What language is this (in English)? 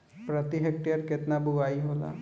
Bhojpuri